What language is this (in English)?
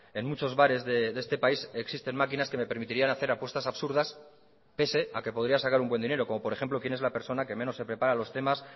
Spanish